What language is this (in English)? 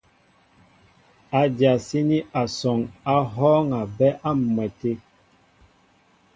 Mbo (Cameroon)